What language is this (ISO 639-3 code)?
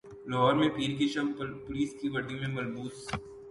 urd